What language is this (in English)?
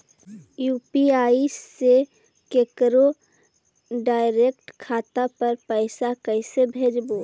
Magahi